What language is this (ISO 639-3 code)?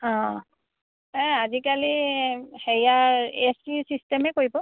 asm